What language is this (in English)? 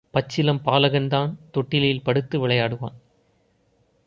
Tamil